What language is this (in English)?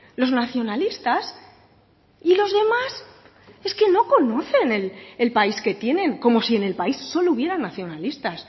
Spanish